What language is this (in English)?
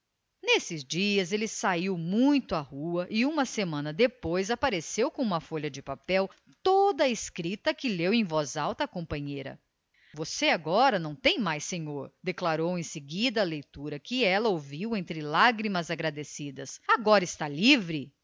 Portuguese